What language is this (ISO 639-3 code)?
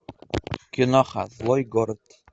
rus